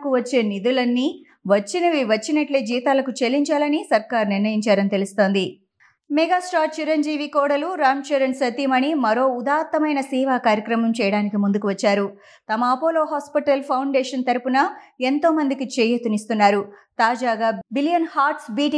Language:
Telugu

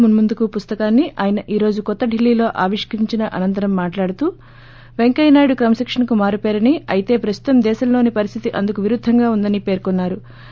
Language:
Telugu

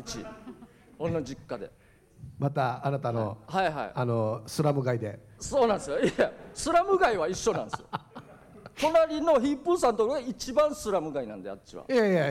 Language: Japanese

